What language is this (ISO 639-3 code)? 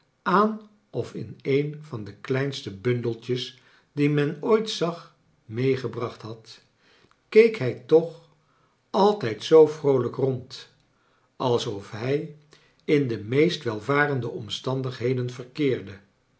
nld